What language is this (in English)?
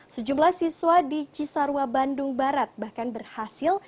Indonesian